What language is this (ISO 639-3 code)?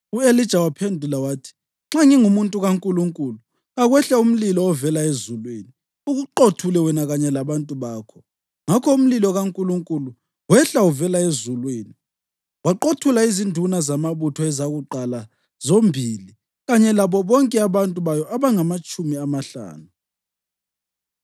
nde